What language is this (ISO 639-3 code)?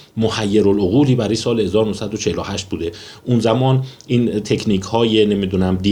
fas